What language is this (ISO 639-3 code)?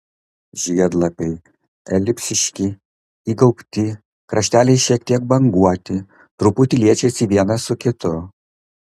lit